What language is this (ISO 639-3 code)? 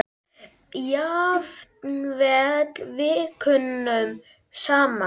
isl